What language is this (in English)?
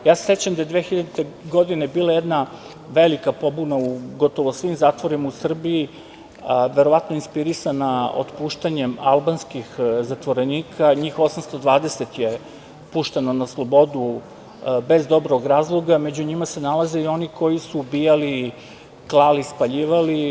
Serbian